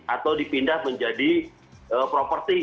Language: Indonesian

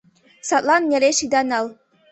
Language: Mari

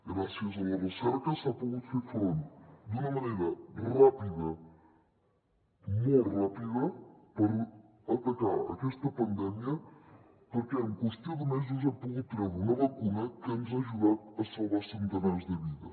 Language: Catalan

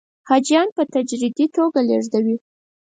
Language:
Pashto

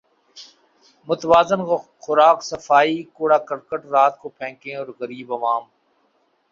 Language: Urdu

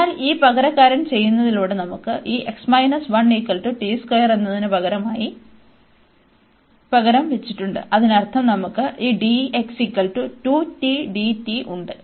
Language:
Malayalam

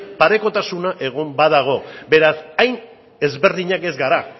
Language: Basque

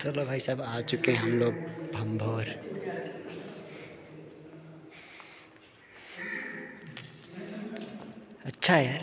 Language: Hindi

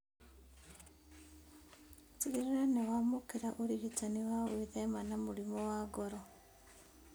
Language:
Kikuyu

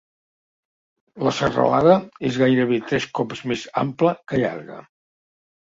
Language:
Catalan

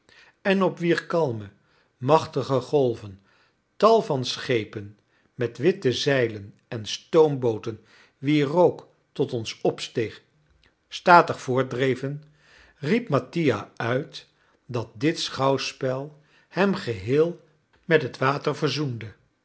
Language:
Dutch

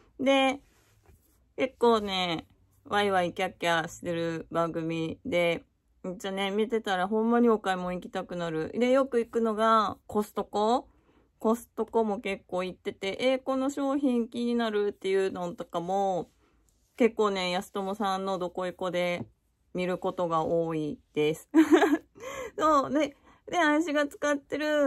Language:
Japanese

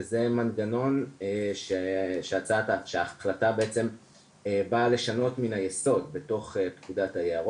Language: Hebrew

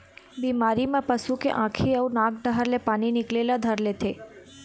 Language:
Chhattisgarhi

